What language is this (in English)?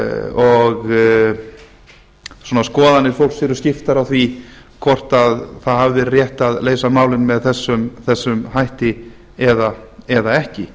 Icelandic